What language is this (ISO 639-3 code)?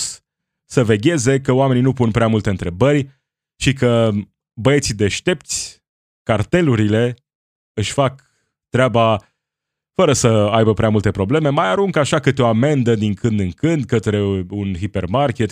ron